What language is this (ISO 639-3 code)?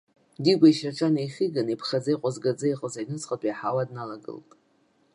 abk